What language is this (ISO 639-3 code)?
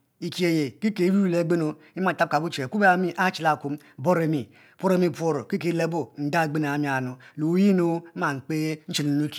mfo